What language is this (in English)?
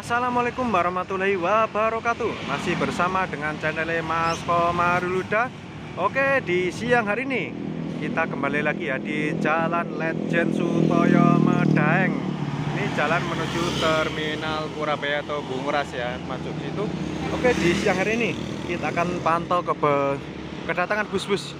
Indonesian